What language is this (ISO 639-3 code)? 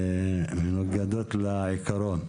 heb